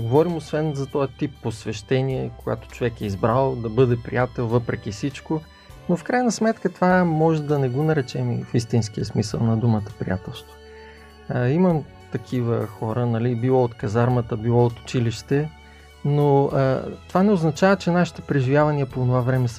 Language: Bulgarian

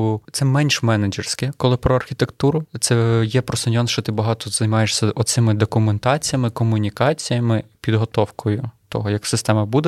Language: Ukrainian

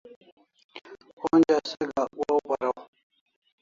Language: Kalasha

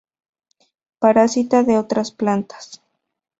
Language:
Spanish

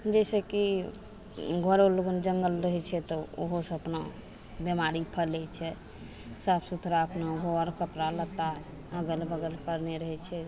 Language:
Maithili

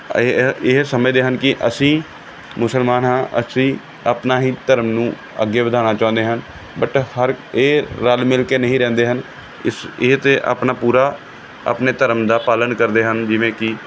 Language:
Punjabi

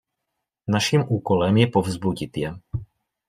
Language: Czech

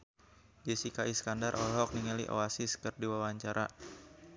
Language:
Sundanese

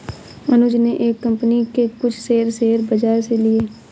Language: Hindi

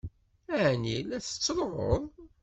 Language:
Kabyle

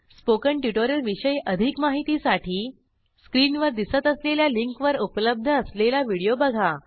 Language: Marathi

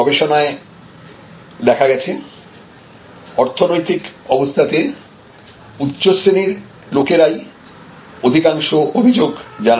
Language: Bangla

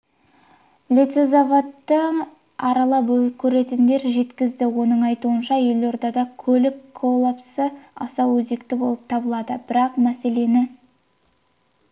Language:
Kazakh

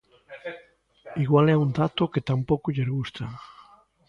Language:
Galician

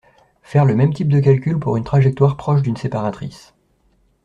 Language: French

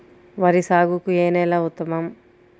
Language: Telugu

